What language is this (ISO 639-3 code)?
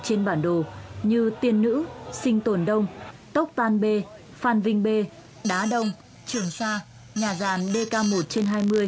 vie